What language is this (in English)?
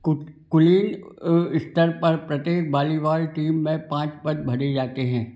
Hindi